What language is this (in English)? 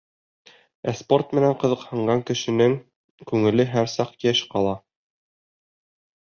Bashkir